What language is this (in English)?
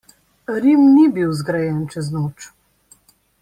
Slovenian